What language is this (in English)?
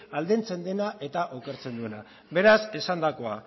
Basque